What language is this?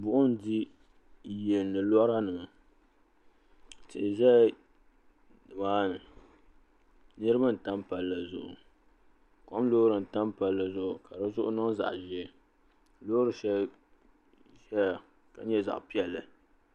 Dagbani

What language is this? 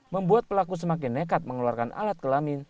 Indonesian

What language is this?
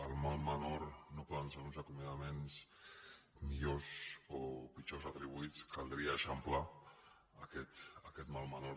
Catalan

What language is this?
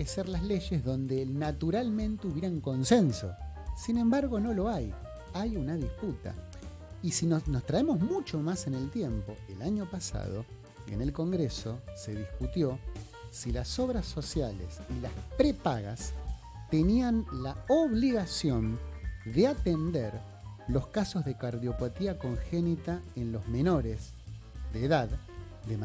Spanish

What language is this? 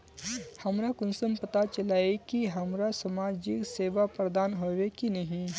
Magahi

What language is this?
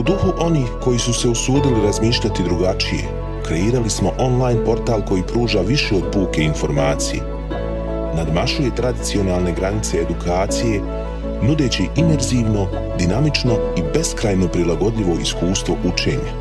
Croatian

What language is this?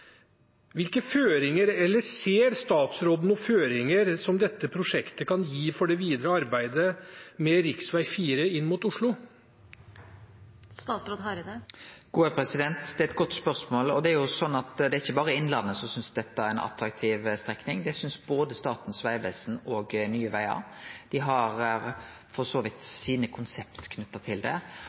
Norwegian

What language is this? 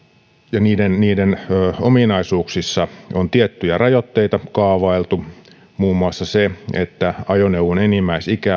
Finnish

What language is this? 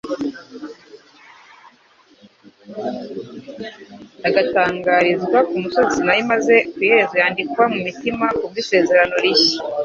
Kinyarwanda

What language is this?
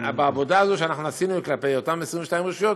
Hebrew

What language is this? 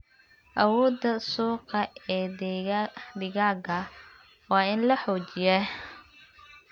Somali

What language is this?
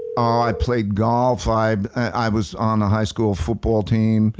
English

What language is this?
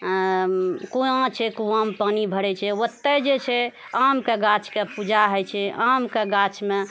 Maithili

